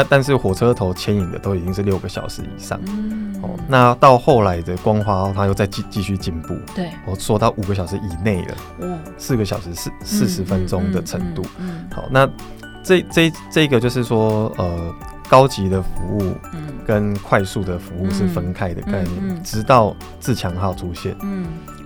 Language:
Chinese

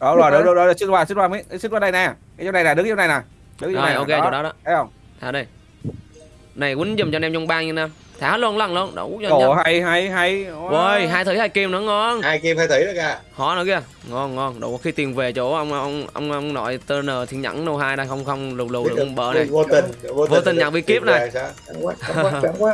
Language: Vietnamese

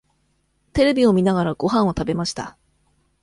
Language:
Japanese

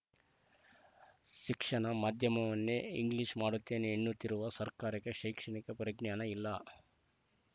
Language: Kannada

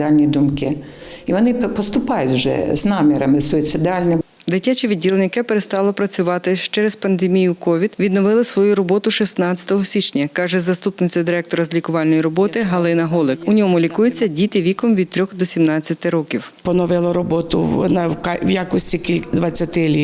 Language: Ukrainian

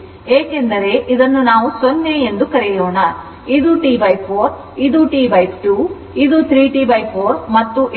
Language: Kannada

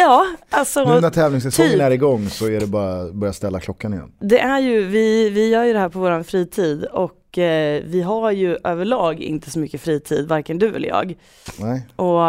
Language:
Swedish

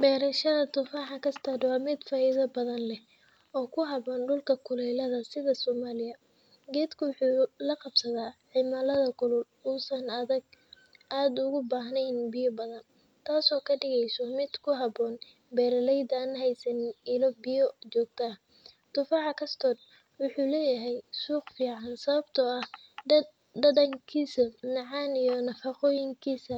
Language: Somali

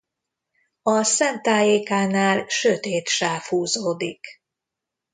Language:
Hungarian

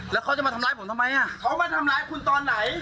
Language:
Thai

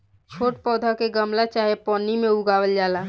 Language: Bhojpuri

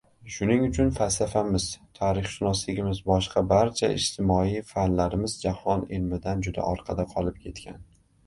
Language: Uzbek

